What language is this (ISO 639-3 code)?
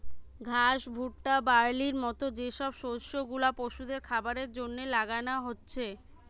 ben